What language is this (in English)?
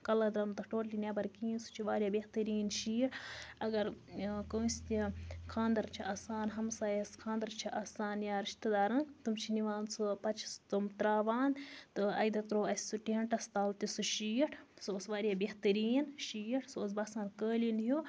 Kashmiri